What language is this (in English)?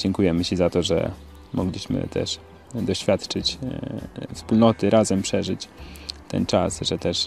Polish